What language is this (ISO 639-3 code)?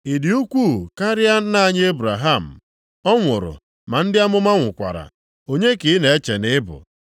ibo